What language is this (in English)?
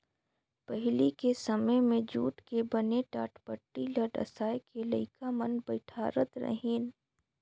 Chhattisgarhi